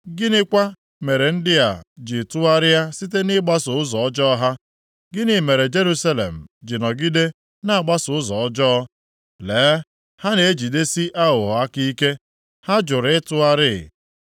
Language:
Igbo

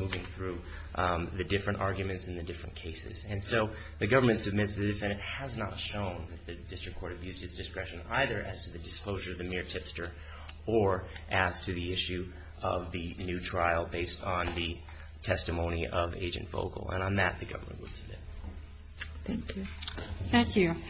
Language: English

